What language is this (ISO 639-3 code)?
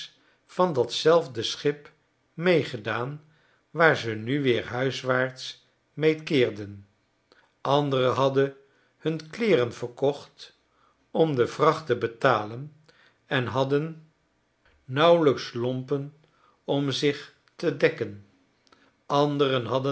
nld